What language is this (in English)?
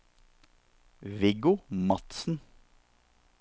Norwegian